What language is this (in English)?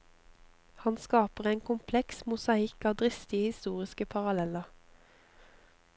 Norwegian